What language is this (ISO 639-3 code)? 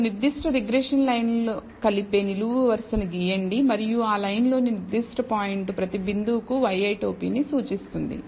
tel